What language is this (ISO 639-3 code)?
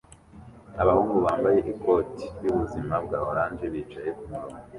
kin